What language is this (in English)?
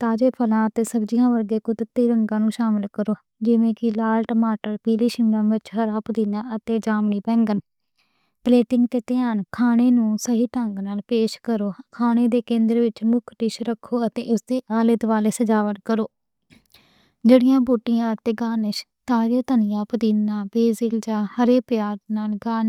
Western Panjabi